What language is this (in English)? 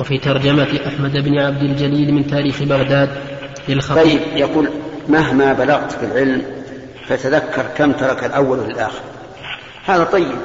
Arabic